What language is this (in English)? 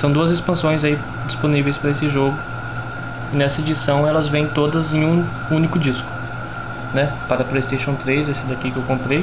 Portuguese